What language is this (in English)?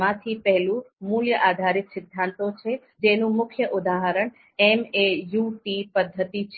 Gujarati